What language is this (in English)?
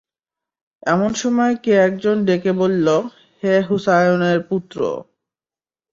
Bangla